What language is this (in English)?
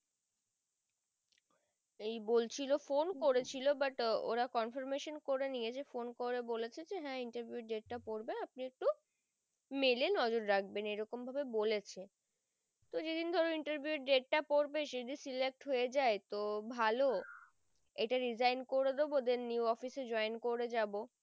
Bangla